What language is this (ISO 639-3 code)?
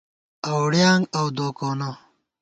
gwt